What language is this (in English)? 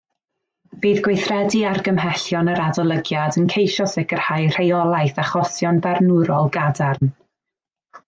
Welsh